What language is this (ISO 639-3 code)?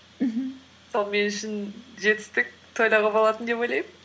kaz